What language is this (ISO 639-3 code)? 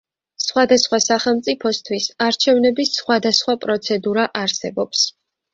kat